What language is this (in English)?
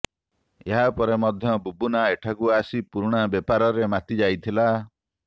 Odia